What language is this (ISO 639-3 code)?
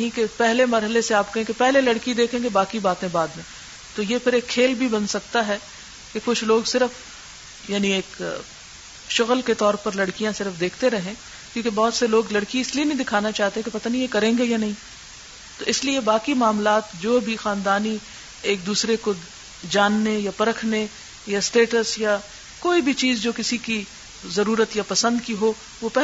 urd